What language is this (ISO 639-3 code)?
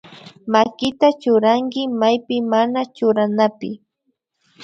qvi